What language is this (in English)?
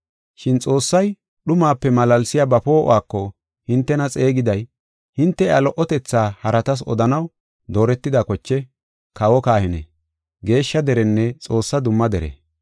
Gofa